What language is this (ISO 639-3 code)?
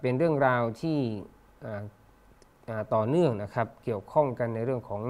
tha